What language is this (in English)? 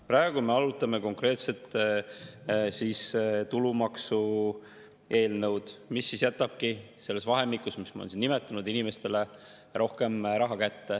Estonian